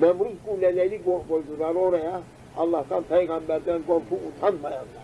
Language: Turkish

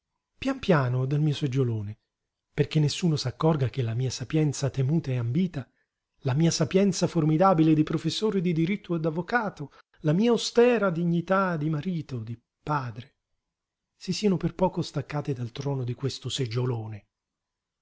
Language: Italian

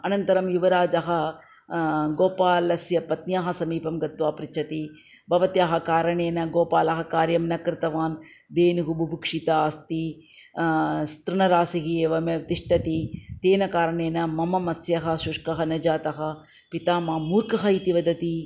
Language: Sanskrit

